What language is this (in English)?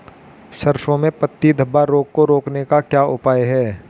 Hindi